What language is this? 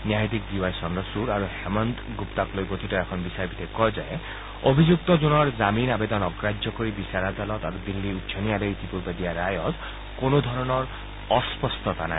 Assamese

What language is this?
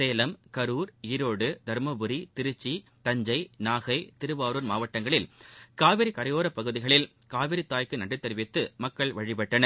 Tamil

